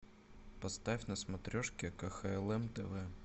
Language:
Russian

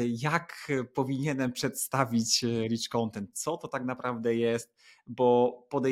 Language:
Polish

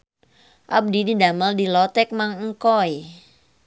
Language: Sundanese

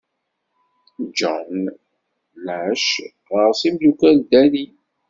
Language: Kabyle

